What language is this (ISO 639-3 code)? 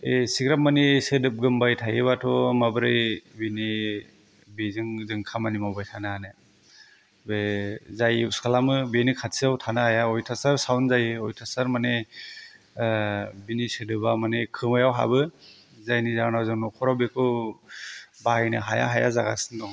brx